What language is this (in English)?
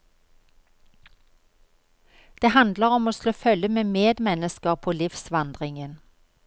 Norwegian